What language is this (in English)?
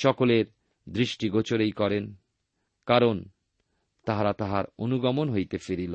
Bangla